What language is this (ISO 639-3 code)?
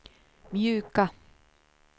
swe